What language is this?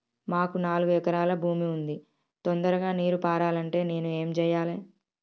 Telugu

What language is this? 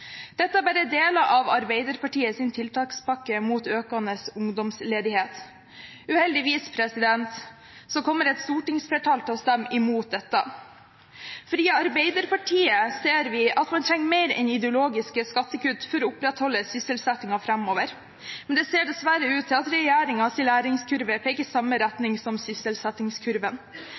Norwegian Bokmål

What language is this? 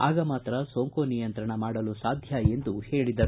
Kannada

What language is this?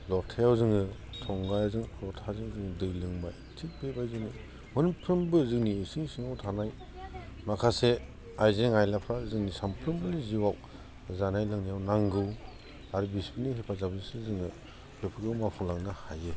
Bodo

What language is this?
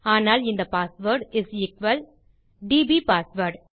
Tamil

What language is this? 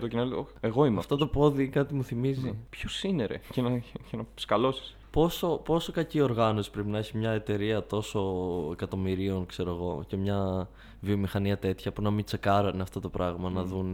Greek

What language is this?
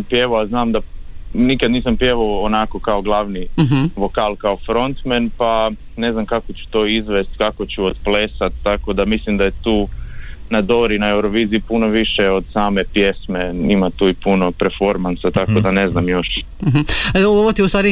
Croatian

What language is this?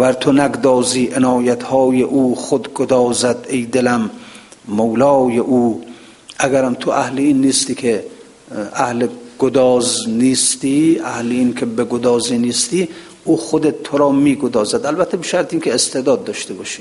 Persian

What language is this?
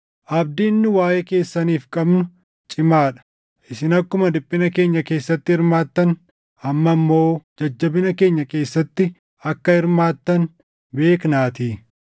Oromo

